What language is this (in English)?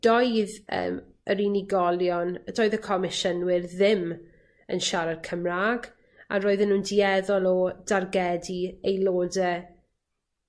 Welsh